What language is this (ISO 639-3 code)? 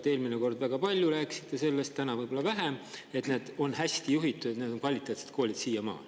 est